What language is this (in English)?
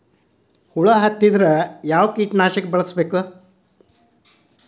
Kannada